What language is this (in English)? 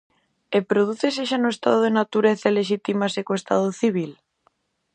Galician